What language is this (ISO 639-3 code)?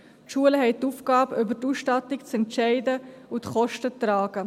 gsw